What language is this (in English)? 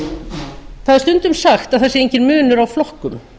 Icelandic